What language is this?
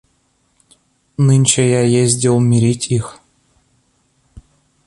Russian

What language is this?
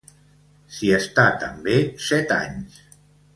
Catalan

